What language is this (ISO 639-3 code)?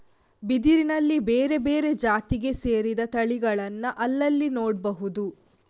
kan